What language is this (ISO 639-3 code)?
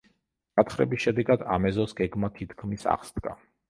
kat